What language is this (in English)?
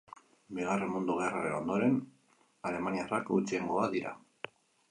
Basque